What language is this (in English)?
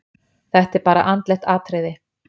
Icelandic